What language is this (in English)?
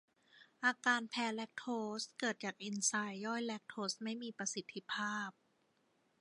Thai